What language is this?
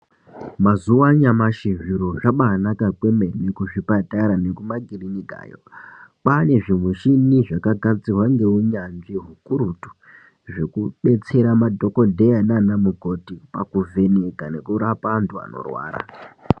Ndau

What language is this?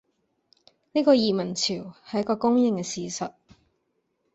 Cantonese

